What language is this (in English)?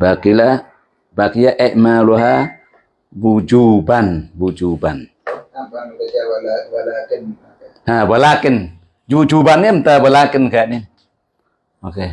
Indonesian